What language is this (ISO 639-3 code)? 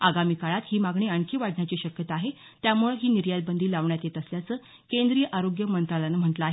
mar